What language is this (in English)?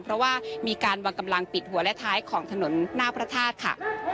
Thai